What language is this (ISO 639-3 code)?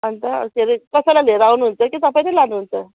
nep